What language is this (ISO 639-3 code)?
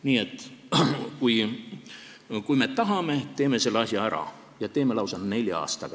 est